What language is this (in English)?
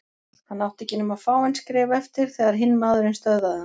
Icelandic